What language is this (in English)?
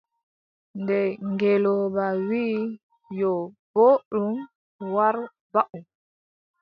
Adamawa Fulfulde